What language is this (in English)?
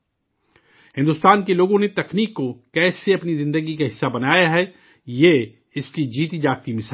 Urdu